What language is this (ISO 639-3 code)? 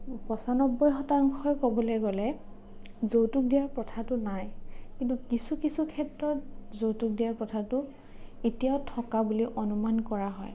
asm